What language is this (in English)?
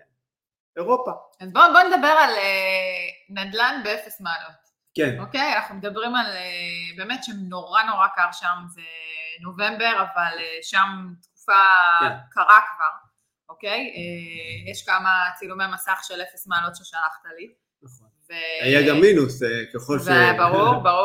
Hebrew